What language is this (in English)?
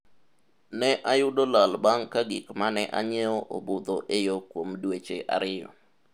Luo (Kenya and Tanzania)